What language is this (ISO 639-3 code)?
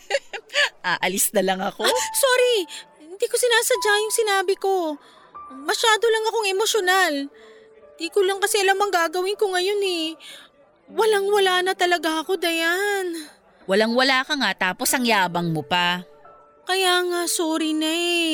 fil